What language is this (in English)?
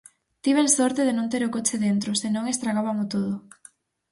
Galician